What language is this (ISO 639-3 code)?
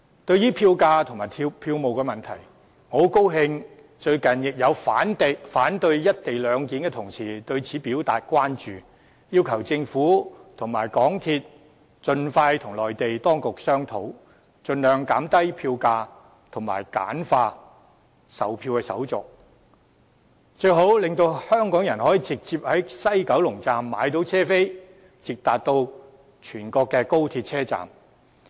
yue